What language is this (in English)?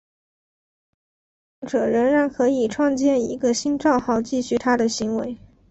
Chinese